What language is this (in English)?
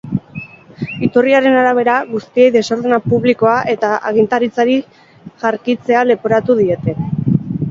Basque